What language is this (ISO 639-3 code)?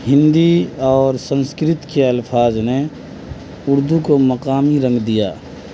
urd